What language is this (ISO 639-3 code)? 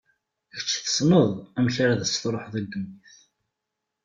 kab